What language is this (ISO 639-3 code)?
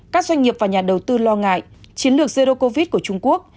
vie